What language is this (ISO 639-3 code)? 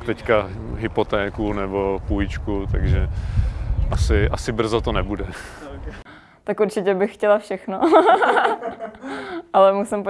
ces